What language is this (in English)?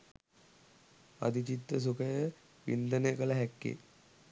Sinhala